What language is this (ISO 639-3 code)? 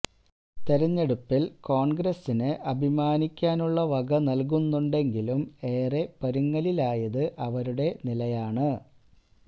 mal